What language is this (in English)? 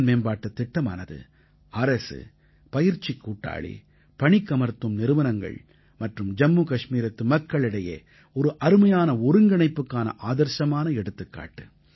Tamil